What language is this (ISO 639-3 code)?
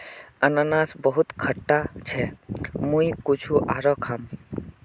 mag